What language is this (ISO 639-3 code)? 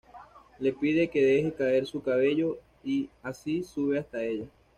spa